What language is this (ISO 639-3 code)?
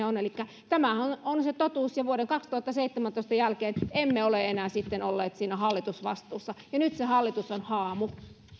fin